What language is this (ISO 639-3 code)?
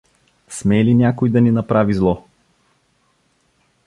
bul